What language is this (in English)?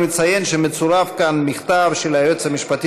Hebrew